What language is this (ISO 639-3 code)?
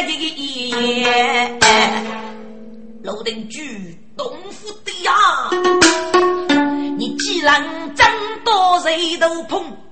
zho